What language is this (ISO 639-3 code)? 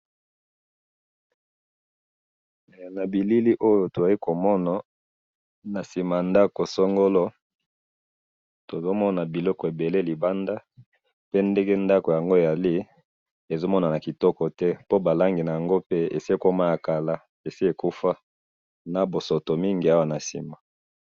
lin